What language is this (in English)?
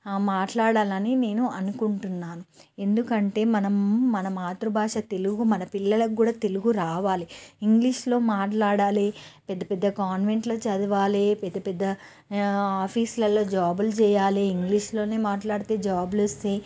Telugu